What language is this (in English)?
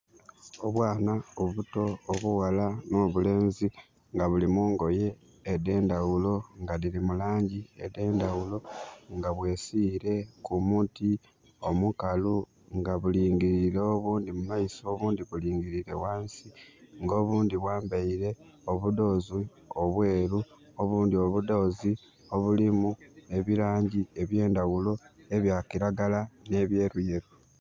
Soga